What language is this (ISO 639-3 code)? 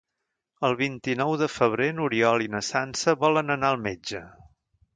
cat